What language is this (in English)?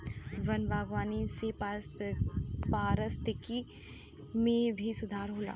Bhojpuri